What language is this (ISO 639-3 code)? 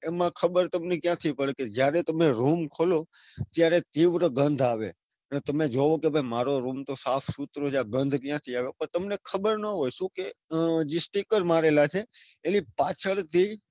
guj